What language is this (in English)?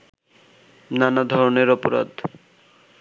Bangla